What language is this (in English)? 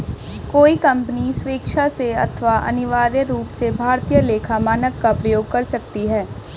Hindi